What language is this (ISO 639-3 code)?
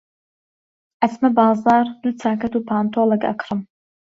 ckb